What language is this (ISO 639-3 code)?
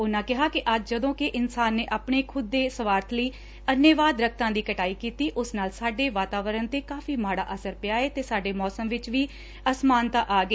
pan